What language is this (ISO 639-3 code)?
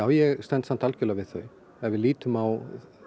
isl